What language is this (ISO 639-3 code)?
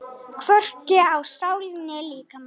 isl